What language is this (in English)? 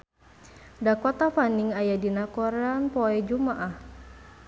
Sundanese